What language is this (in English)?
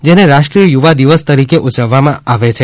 Gujarati